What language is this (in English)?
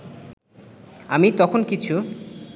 Bangla